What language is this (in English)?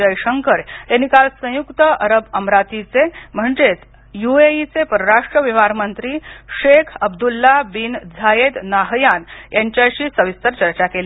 Marathi